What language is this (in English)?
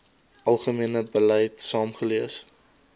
Afrikaans